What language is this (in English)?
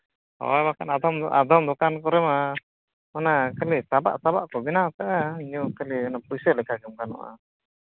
Santali